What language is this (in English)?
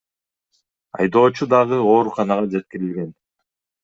Kyrgyz